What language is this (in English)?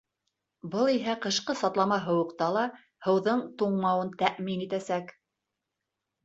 Bashkir